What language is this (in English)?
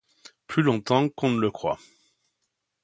French